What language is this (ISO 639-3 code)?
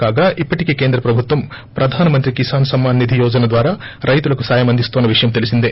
tel